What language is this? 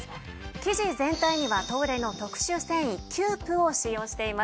Japanese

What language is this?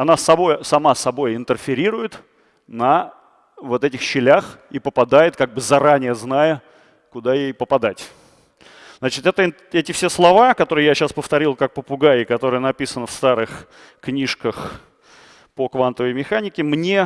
Russian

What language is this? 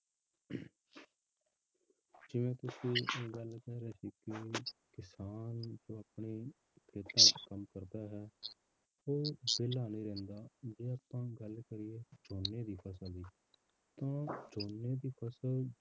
Punjabi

